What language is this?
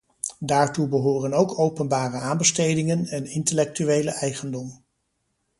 Dutch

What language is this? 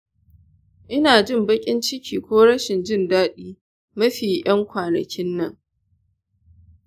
Hausa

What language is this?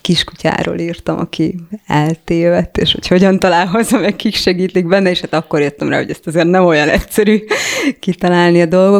Hungarian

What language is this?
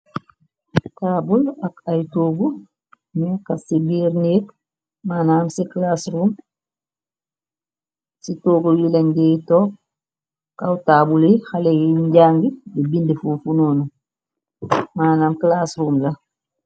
Wolof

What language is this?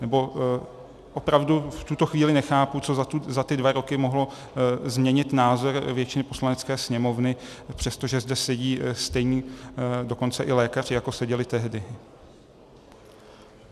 Czech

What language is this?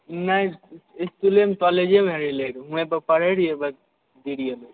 Maithili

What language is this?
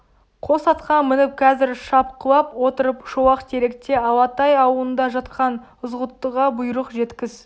Kazakh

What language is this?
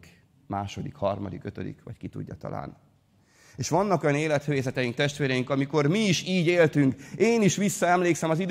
Hungarian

